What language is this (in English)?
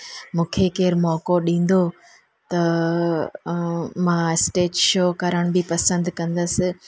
Sindhi